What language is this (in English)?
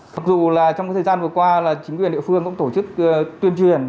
Vietnamese